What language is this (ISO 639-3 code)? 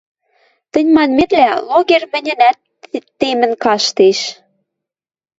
mrj